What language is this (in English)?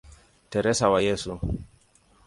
Swahili